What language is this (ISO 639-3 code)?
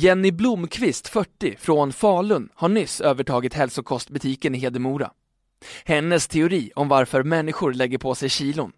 swe